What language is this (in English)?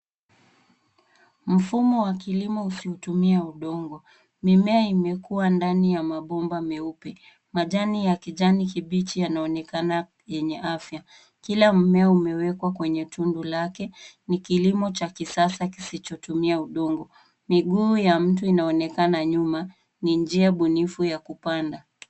Swahili